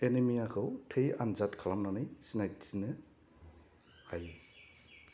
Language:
Bodo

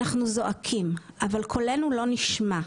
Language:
Hebrew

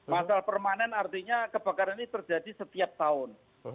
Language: Indonesian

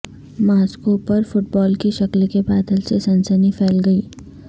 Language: Urdu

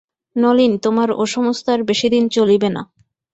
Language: Bangla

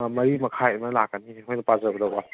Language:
Manipuri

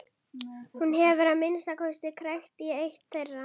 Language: Icelandic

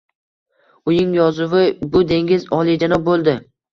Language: Uzbek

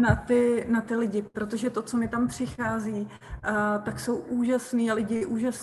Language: Czech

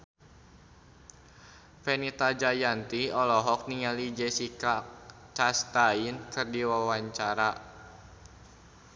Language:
Sundanese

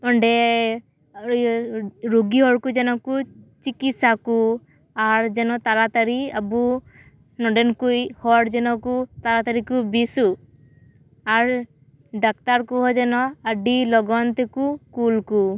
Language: Santali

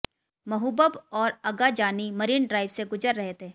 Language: Hindi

